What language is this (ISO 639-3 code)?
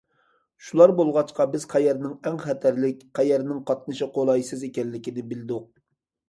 uig